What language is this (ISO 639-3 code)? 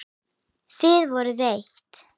isl